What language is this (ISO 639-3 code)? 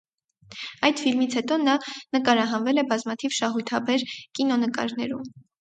hye